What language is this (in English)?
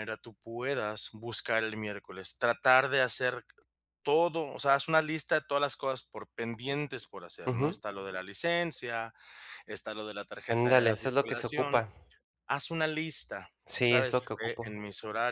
Spanish